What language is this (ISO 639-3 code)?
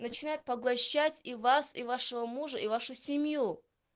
rus